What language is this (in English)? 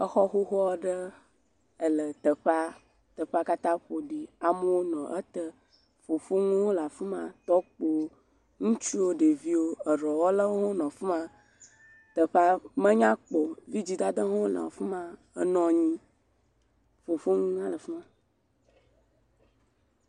Ewe